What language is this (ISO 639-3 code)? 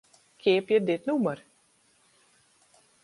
fry